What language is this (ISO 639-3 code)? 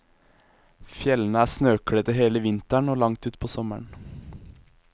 nor